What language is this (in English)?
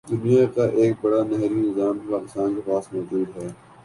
Urdu